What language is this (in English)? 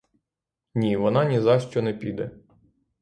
Ukrainian